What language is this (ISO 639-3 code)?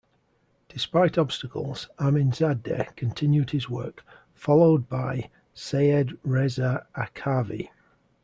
eng